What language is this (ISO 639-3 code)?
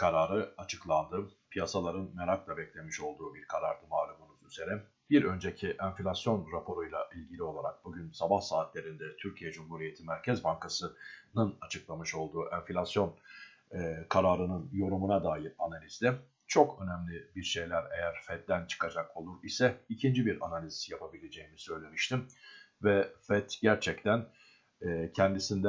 tur